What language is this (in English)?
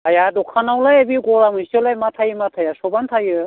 Bodo